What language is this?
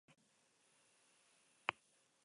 Basque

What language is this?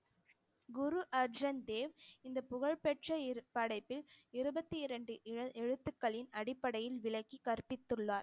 Tamil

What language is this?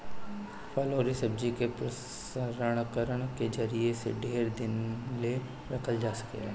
Bhojpuri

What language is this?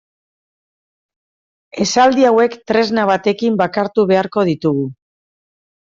Basque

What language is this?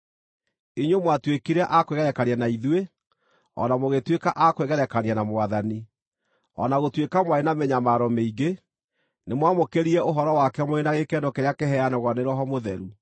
Kikuyu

